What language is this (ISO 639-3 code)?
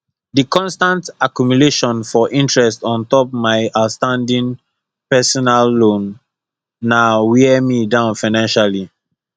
pcm